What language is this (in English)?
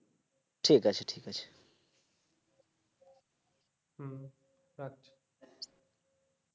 Bangla